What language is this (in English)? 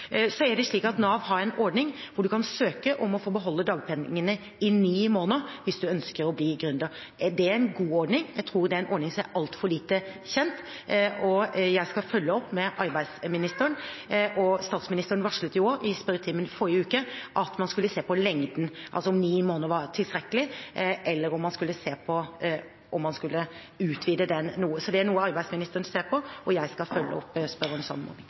Norwegian Bokmål